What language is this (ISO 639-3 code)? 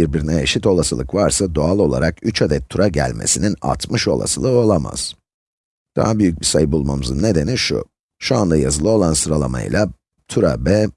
tur